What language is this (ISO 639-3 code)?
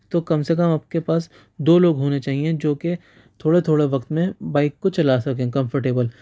urd